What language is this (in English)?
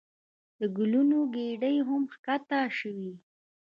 Pashto